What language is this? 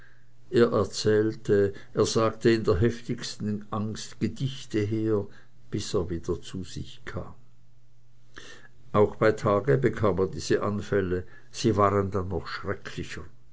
German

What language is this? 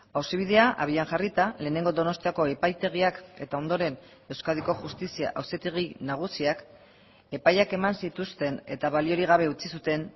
Basque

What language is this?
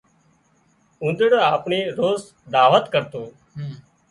Wadiyara Koli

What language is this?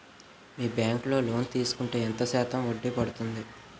Telugu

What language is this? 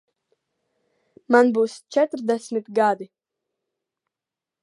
Latvian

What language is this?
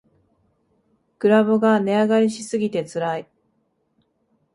Japanese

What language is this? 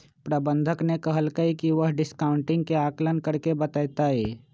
Magahi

